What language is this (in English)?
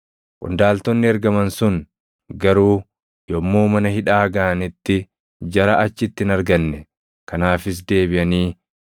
Oromo